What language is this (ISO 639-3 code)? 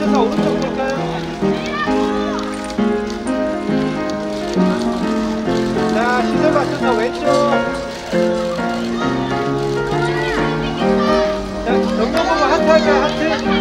kor